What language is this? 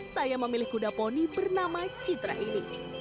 Indonesian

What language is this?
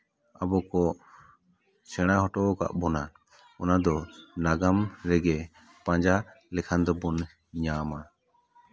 Santali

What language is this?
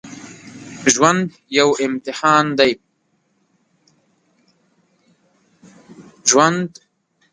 Pashto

